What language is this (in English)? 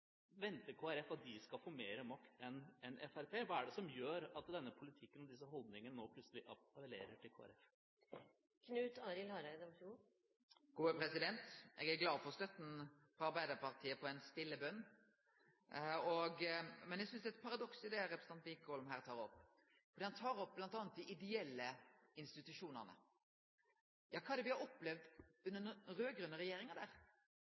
Norwegian